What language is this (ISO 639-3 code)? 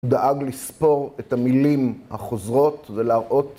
heb